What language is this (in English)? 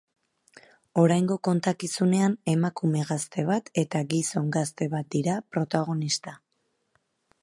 Basque